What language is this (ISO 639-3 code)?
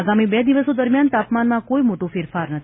guj